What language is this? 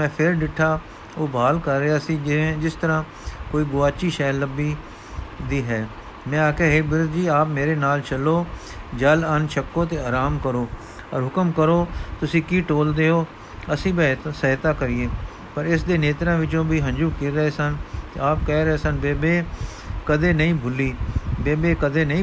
Punjabi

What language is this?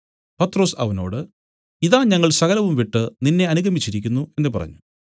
Malayalam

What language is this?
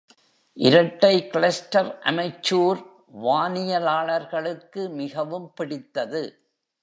Tamil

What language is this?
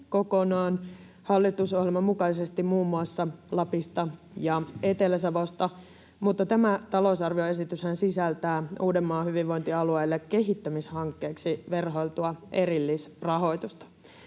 Finnish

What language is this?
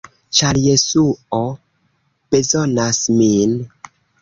Esperanto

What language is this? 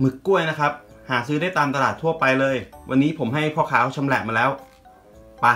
Thai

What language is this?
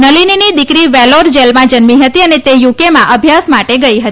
Gujarati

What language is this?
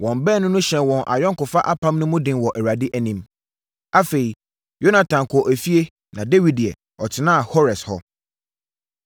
Akan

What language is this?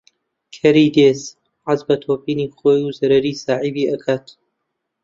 Central Kurdish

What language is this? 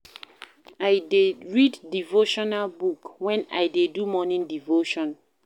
Nigerian Pidgin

